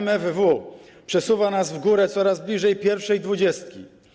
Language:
Polish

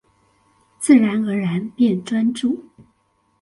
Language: Chinese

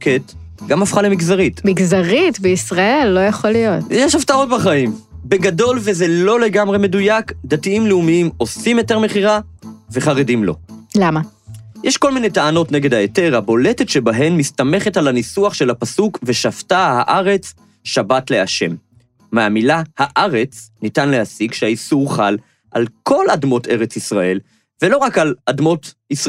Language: Hebrew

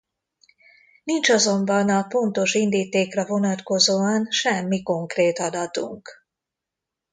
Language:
Hungarian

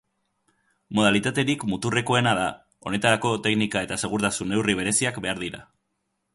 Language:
Basque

